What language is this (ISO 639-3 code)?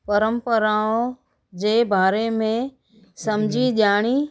snd